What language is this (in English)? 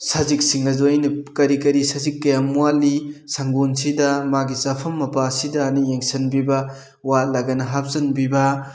Manipuri